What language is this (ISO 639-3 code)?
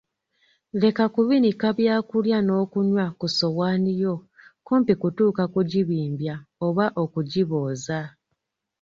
lug